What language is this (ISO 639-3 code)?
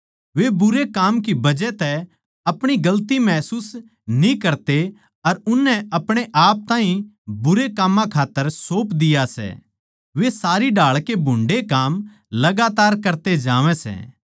bgc